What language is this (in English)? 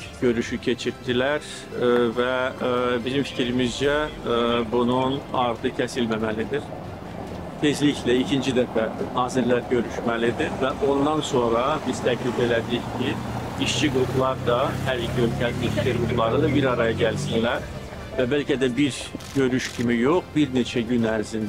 Turkish